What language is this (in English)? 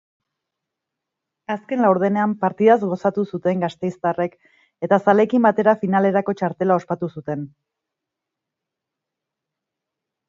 Basque